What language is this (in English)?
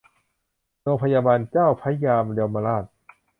Thai